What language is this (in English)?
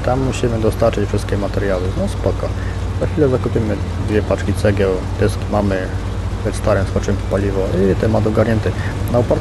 Polish